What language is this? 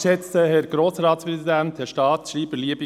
Swiss German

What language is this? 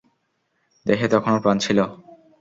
Bangla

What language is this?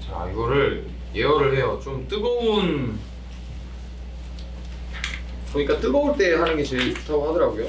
Korean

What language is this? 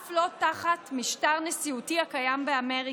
Hebrew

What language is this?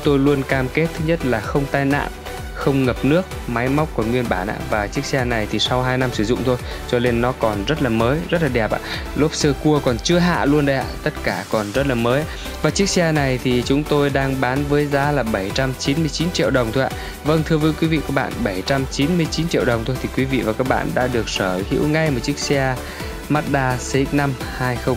Vietnamese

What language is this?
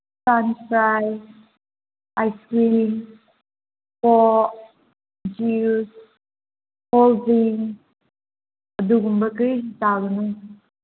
Manipuri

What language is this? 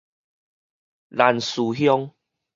Min Nan Chinese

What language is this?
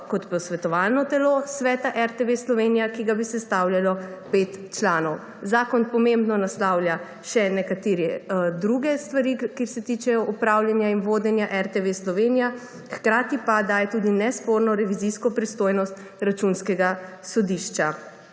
Slovenian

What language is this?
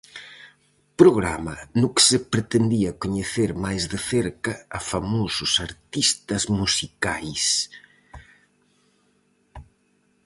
Galician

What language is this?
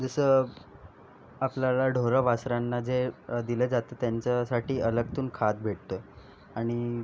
Marathi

